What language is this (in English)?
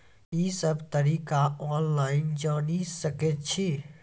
Maithili